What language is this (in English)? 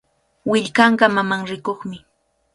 Cajatambo North Lima Quechua